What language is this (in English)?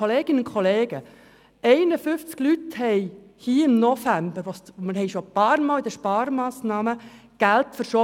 Swiss German